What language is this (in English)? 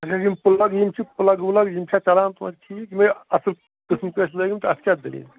Kashmiri